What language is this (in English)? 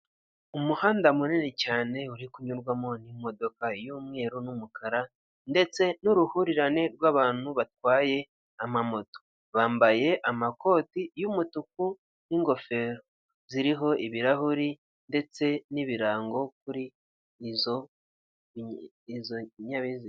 Kinyarwanda